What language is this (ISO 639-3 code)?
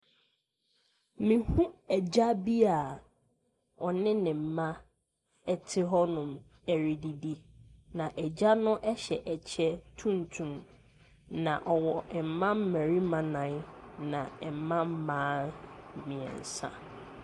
aka